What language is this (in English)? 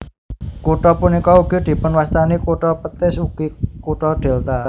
Javanese